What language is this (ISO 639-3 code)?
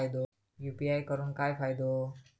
mar